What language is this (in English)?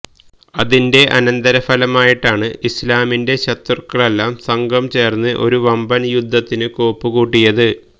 Malayalam